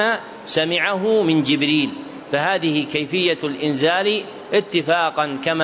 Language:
Arabic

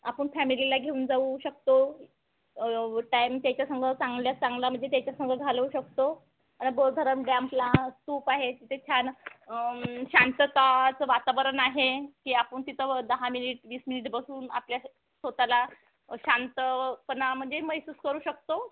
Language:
Marathi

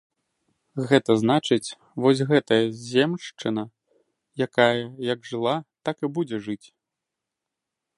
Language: Belarusian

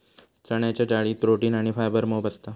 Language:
Marathi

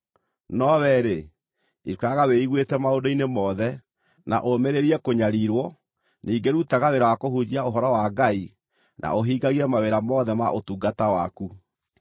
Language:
Kikuyu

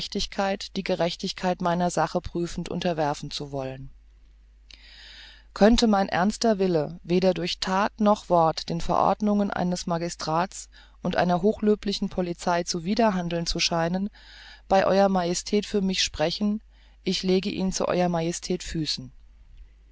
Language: German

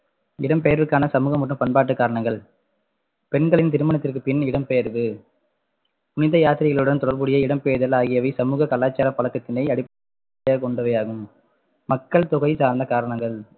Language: Tamil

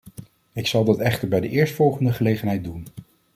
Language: Dutch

